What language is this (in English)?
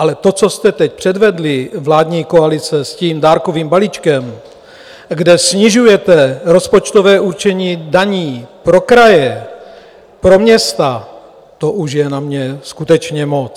Czech